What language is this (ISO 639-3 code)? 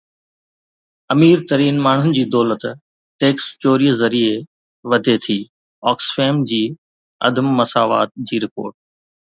snd